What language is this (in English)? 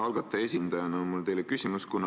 Estonian